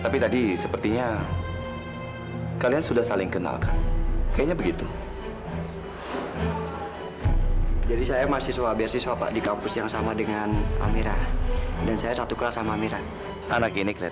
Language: Indonesian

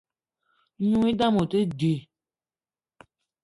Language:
Eton (Cameroon)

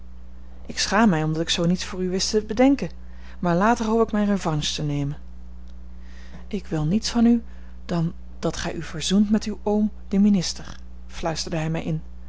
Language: Dutch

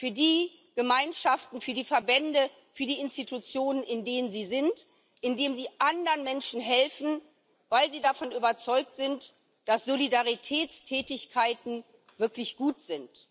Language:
German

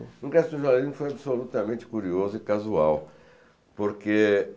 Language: Portuguese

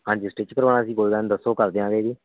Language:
Punjabi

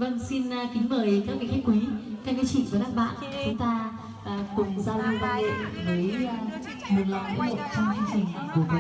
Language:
Vietnamese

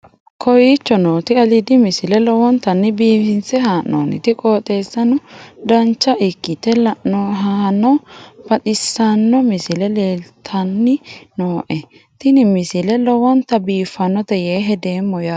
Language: Sidamo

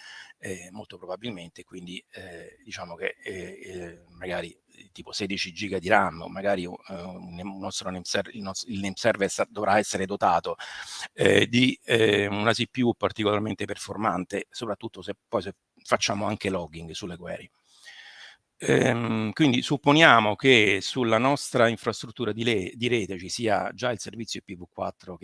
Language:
Italian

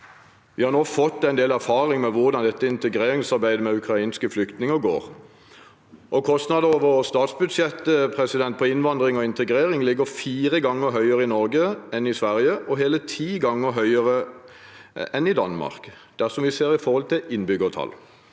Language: Norwegian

